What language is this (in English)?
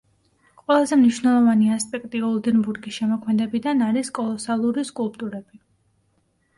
Georgian